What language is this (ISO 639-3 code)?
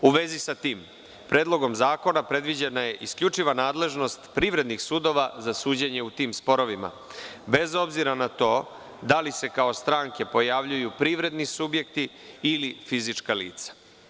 srp